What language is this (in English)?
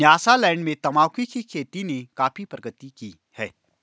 Hindi